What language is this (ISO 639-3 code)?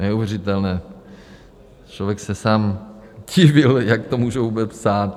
ces